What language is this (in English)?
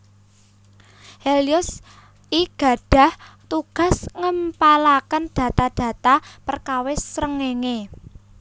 Javanese